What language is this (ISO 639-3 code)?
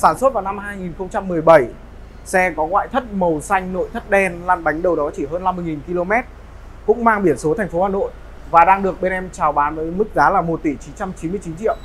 vie